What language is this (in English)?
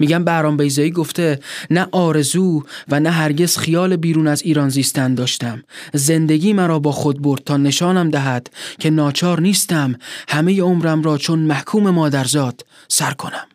Persian